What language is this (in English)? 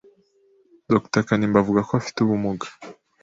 Kinyarwanda